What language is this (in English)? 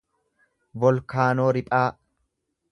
Oromo